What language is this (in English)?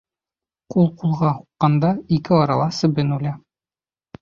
Bashkir